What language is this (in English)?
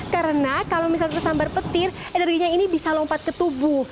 Indonesian